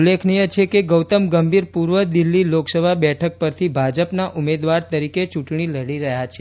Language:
Gujarati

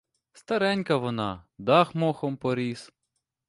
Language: Ukrainian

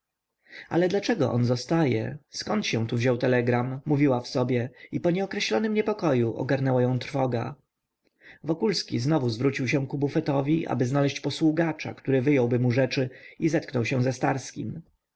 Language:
Polish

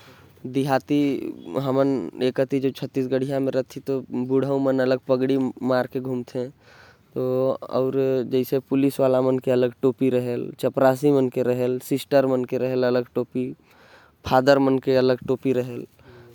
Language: Korwa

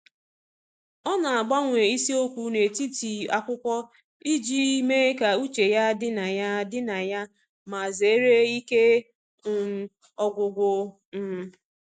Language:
Igbo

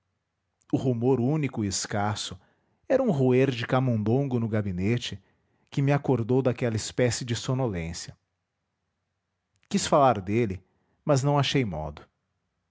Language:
Portuguese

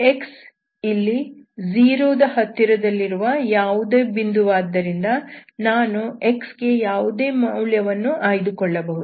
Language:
Kannada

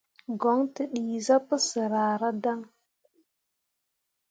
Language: Mundang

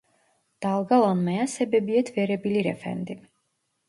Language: Turkish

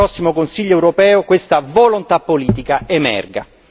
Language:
Italian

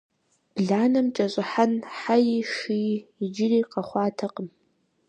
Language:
Kabardian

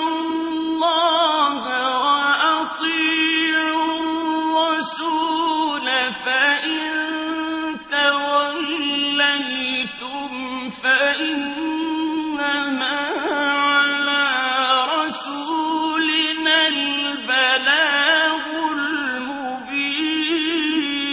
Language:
Arabic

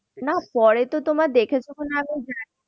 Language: Bangla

